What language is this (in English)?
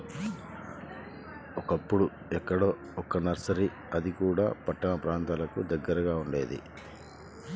Telugu